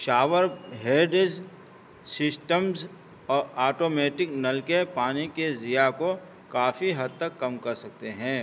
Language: Urdu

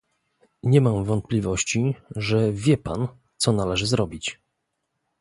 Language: Polish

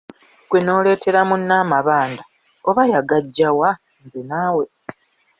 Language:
Ganda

